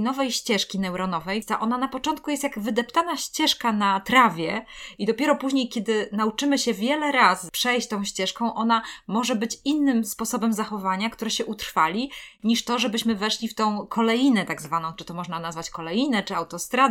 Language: Polish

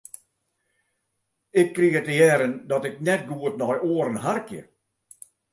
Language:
Western Frisian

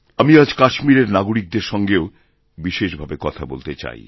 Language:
Bangla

